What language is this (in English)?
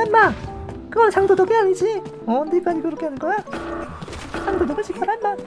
Korean